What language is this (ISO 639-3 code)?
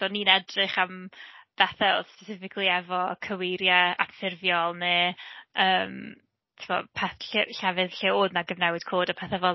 cym